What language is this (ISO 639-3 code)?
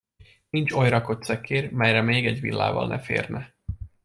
hun